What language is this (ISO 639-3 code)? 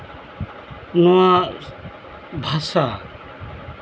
sat